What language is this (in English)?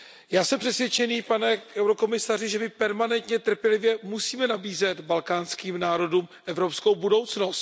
Czech